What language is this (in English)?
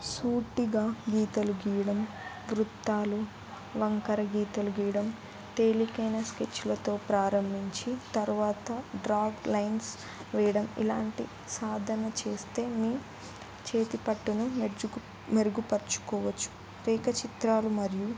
Telugu